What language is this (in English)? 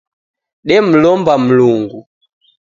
Taita